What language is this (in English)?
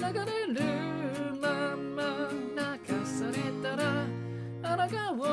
Japanese